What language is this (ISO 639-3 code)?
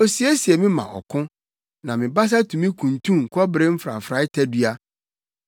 aka